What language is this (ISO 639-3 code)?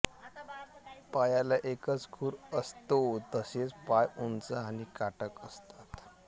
mar